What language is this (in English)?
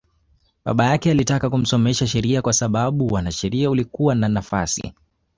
Swahili